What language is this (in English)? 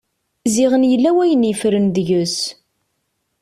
Kabyle